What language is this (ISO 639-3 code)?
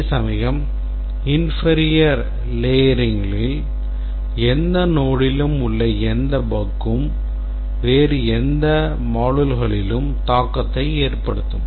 tam